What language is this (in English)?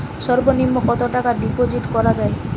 Bangla